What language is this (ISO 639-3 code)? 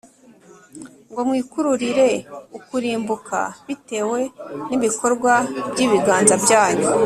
kin